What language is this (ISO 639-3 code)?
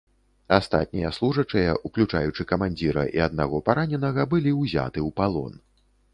bel